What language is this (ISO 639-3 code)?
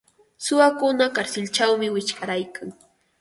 qva